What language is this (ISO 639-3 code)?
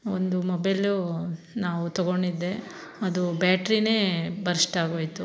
kan